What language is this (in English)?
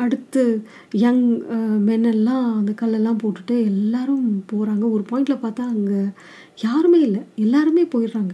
Tamil